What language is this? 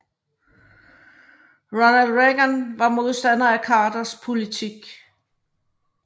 Danish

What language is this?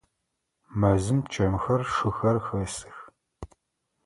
Adyghe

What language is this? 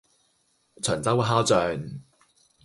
Cantonese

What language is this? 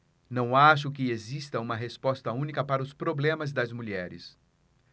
Portuguese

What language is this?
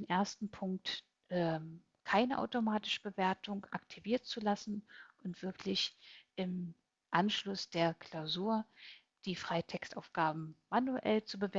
German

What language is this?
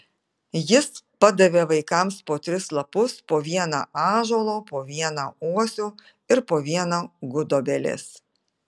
Lithuanian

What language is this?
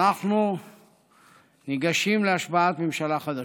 Hebrew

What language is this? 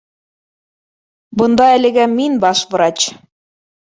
Bashkir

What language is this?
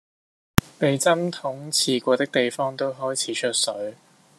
Cantonese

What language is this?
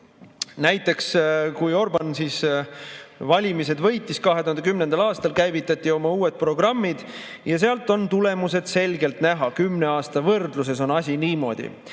Estonian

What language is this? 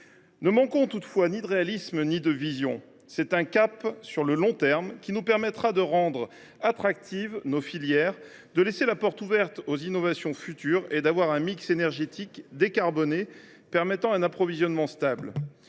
French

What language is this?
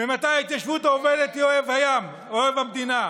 Hebrew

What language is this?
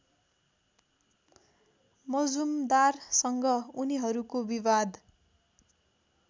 Nepali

